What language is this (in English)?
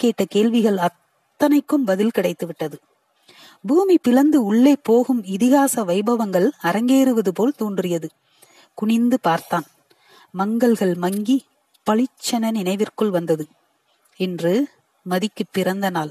Tamil